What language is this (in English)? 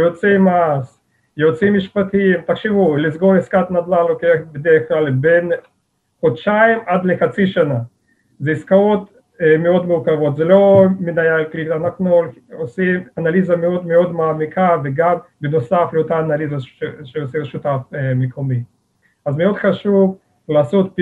Hebrew